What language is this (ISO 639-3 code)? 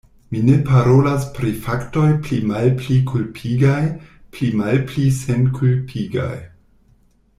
epo